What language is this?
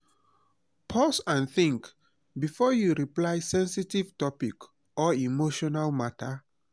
Nigerian Pidgin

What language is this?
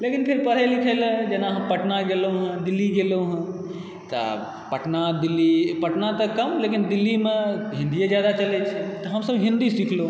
Maithili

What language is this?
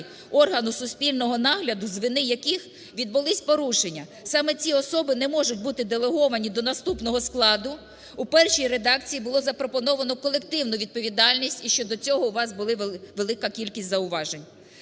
Ukrainian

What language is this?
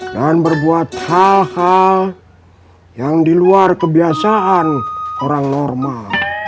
Indonesian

